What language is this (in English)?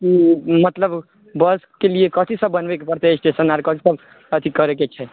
Maithili